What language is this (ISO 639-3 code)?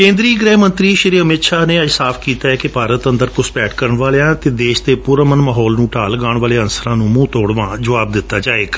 pan